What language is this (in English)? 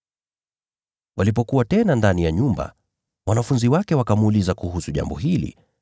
Swahili